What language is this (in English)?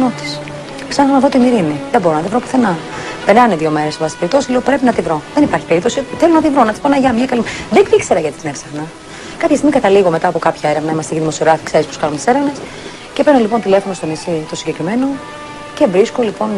Greek